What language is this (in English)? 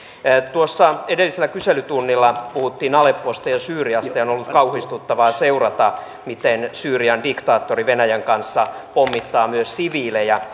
Finnish